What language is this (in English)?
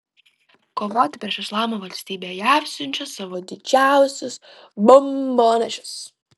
Lithuanian